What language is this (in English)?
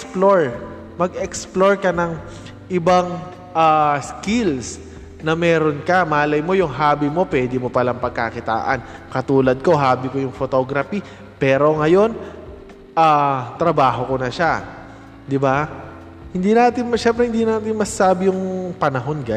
Filipino